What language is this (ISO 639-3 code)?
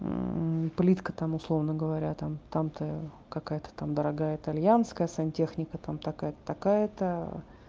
rus